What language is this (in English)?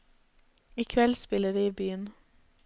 Norwegian